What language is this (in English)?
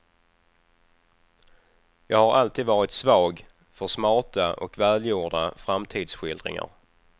Swedish